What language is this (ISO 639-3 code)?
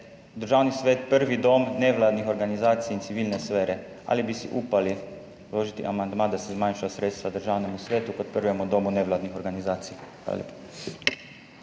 slv